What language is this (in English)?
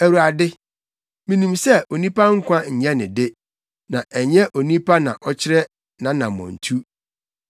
Akan